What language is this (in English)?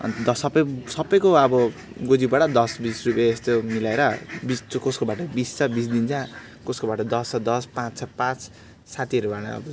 Nepali